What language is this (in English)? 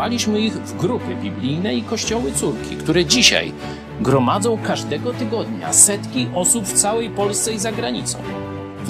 Polish